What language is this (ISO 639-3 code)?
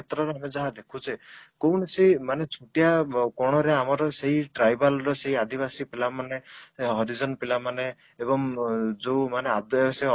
ori